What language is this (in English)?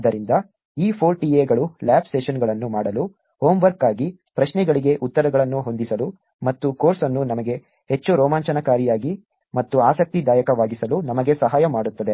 Kannada